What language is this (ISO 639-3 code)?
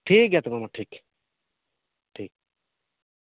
sat